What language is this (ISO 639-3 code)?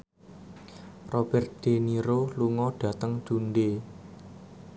jav